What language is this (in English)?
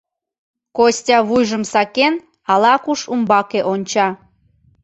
Mari